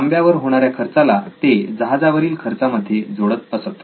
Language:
Marathi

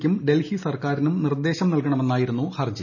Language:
Malayalam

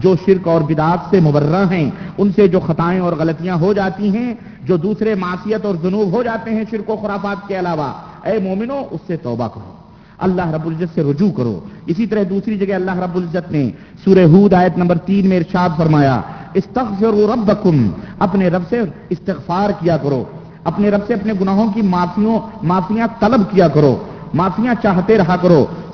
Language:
Urdu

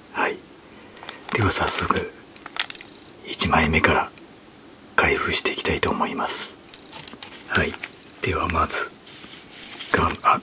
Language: Japanese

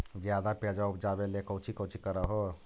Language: Magahi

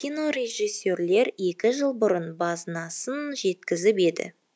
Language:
Kazakh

